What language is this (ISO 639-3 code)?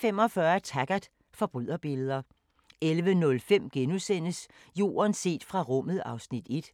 dan